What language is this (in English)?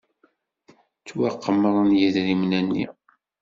Kabyle